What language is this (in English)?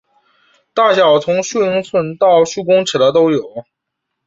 Chinese